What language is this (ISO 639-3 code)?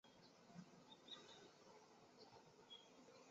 zho